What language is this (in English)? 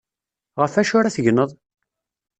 Kabyle